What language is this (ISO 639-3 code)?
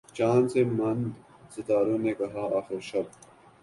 urd